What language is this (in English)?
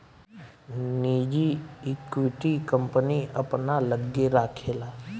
Bhojpuri